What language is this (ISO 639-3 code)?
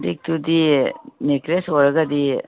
mni